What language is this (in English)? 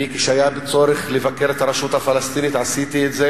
Hebrew